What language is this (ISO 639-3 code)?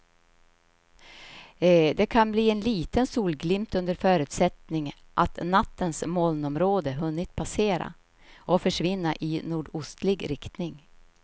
swe